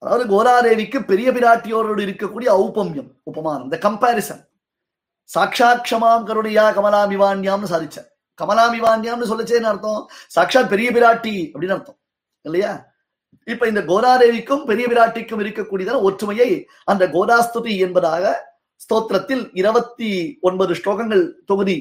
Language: Tamil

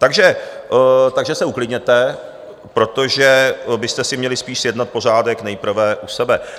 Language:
Czech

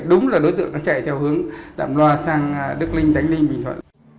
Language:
Vietnamese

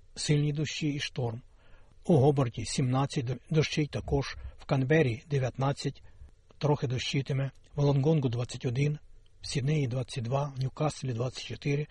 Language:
Ukrainian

